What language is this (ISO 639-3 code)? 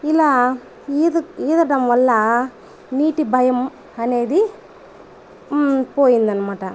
tel